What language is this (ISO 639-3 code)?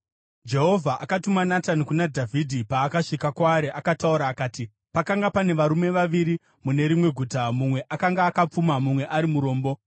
sna